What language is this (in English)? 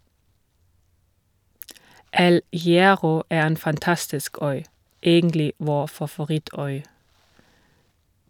Norwegian